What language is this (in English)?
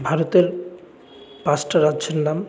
Bangla